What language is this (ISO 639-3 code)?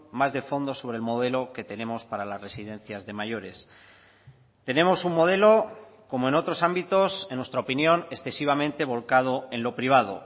spa